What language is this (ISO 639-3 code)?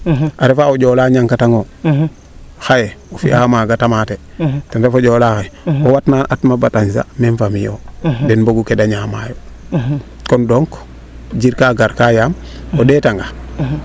srr